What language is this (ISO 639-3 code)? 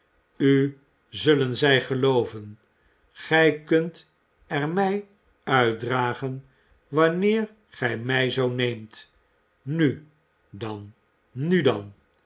nld